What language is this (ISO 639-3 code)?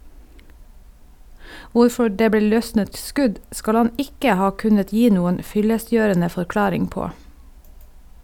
nor